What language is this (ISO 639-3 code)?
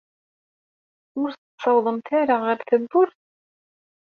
kab